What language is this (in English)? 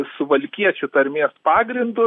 Lithuanian